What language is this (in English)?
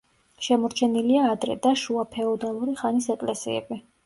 Georgian